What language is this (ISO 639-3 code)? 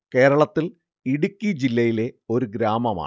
mal